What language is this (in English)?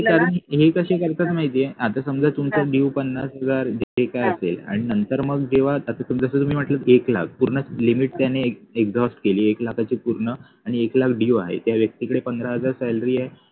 Marathi